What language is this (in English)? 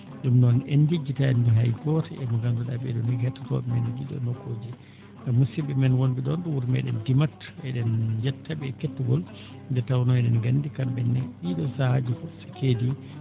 Fula